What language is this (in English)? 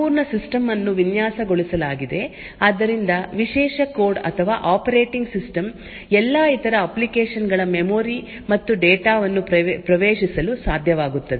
Kannada